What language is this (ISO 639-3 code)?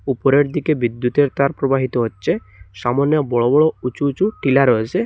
ben